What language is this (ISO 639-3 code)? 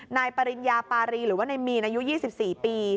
tha